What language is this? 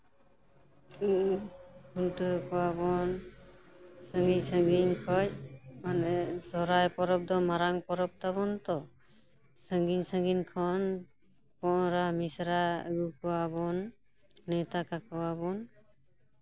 Santali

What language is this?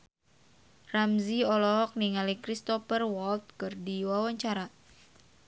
Sundanese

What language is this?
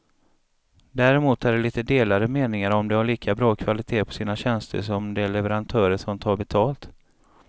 Swedish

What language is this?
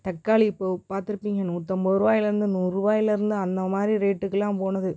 Tamil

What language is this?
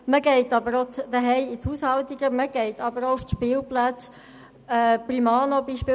Swiss German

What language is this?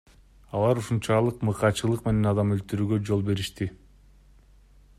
Kyrgyz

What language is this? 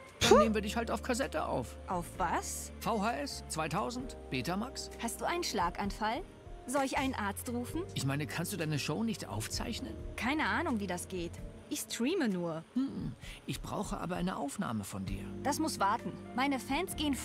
German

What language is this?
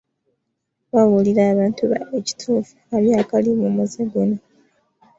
Ganda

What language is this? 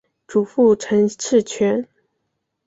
Chinese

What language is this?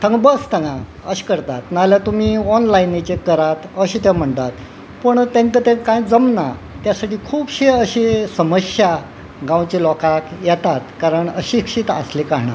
Konkani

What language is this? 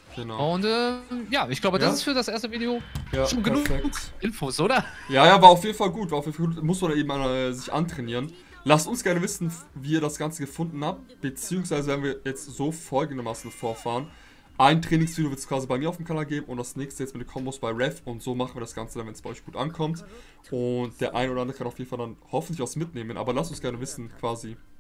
German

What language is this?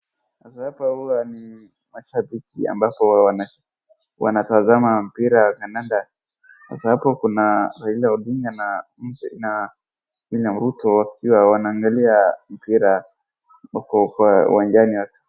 Swahili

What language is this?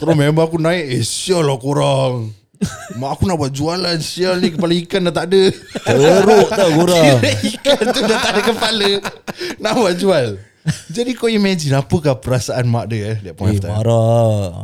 Malay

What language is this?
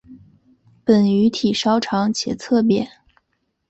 Chinese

